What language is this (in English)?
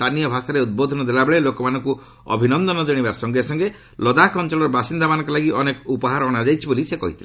Odia